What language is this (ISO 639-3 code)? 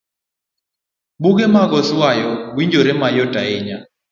luo